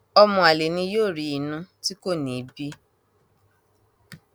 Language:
Yoruba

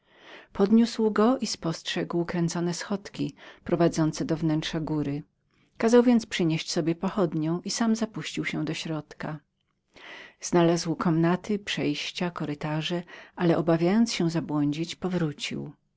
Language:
Polish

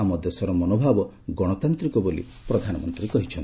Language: Odia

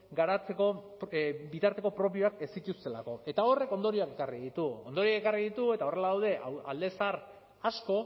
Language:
Basque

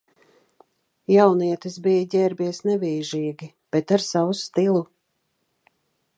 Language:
Latvian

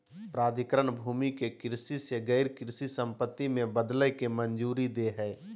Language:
Magahi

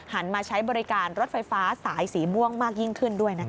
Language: Thai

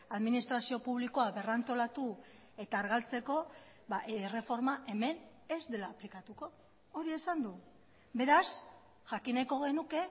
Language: Basque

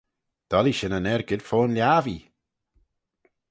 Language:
Manx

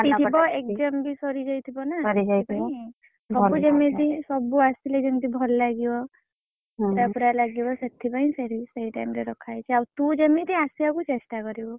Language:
Odia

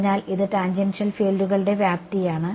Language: Malayalam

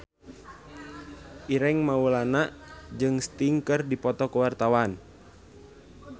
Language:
Sundanese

